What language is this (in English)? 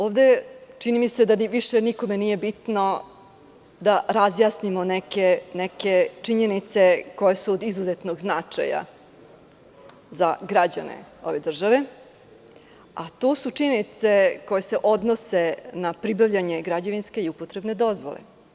Serbian